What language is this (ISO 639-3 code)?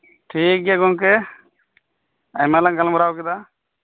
sat